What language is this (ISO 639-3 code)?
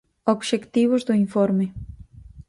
glg